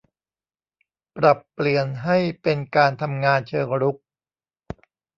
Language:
Thai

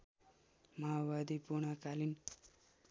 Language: Nepali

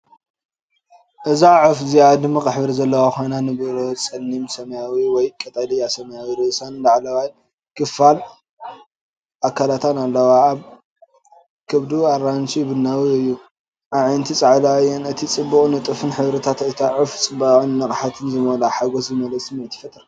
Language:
Tigrinya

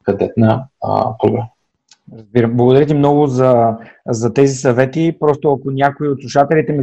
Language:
Bulgarian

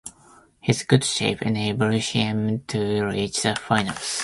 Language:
English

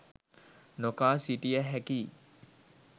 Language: Sinhala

